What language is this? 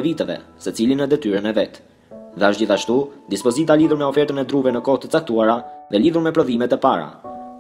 Romanian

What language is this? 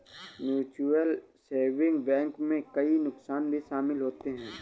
Hindi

